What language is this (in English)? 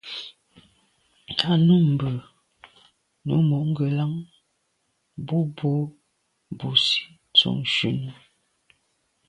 Medumba